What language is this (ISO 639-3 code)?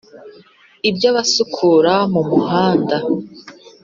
kin